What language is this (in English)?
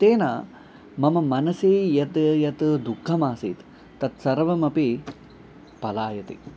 Sanskrit